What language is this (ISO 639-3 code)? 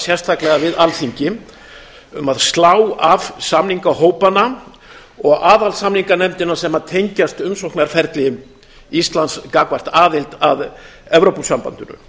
isl